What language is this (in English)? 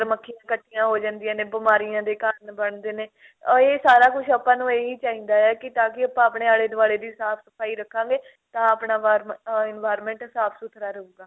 Punjabi